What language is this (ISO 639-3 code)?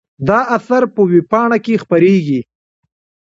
pus